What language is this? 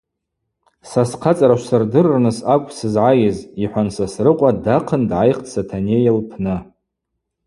Abaza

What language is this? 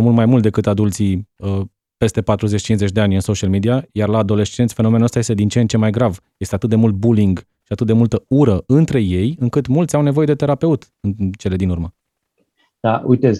Romanian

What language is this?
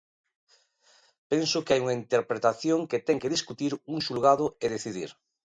Galician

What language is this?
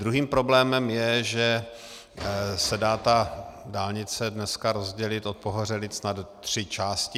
Czech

